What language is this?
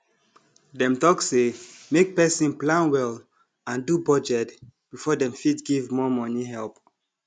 Nigerian Pidgin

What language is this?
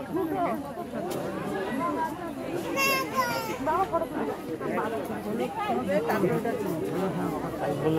Arabic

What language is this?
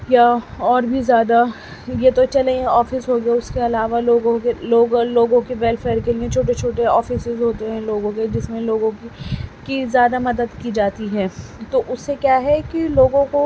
Urdu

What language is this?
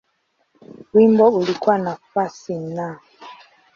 Swahili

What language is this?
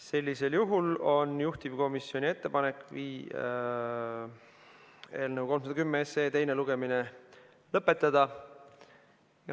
Estonian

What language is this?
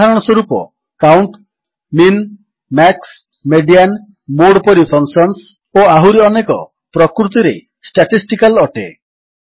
Odia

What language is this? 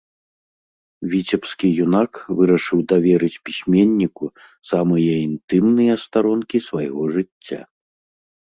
Belarusian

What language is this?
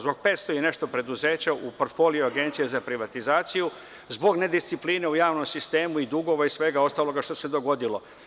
Serbian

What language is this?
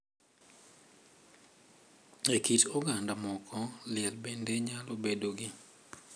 Luo (Kenya and Tanzania)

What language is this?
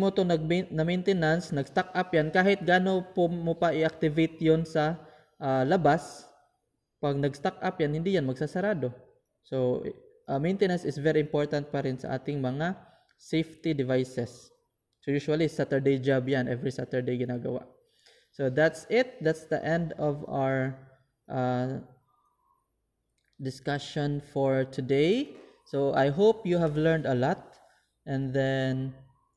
Filipino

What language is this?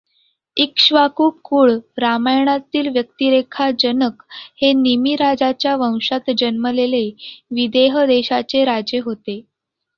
Marathi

